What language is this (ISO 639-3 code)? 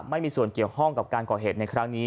tha